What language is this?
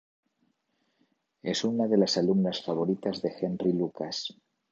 Spanish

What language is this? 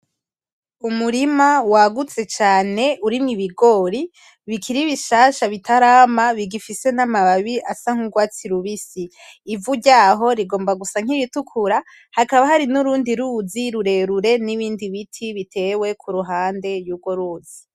Rundi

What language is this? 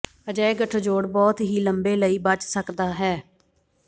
Punjabi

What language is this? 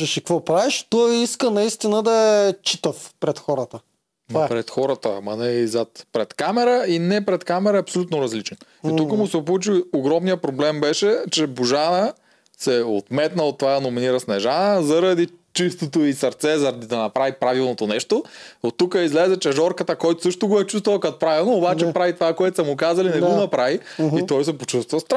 Bulgarian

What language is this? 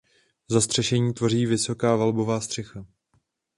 Czech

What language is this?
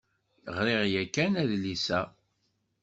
Kabyle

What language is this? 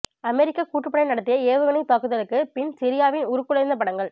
Tamil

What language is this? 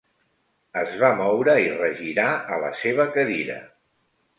Catalan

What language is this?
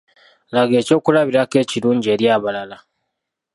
Ganda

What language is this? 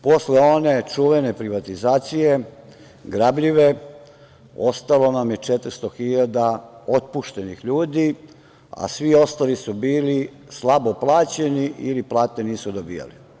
Serbian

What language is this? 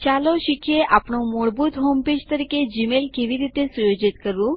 Gujarati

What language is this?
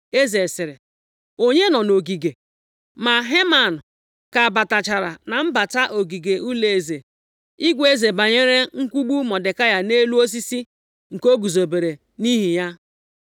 Igbo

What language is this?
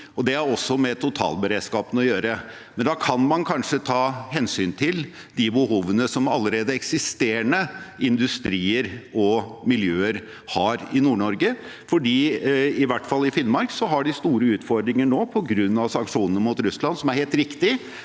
Norwegian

